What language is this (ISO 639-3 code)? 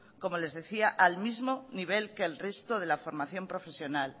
spa